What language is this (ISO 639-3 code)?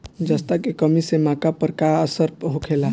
bho